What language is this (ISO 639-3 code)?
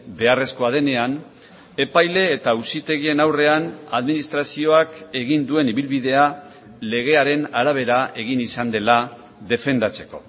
eus